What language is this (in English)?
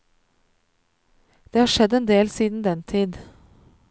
Norwegian